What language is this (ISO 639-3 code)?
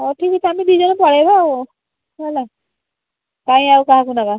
ori